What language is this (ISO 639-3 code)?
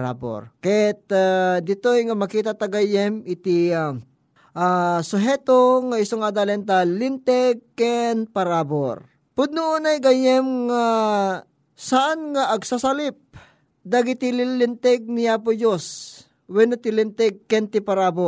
fil